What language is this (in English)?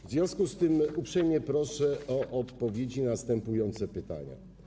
Polish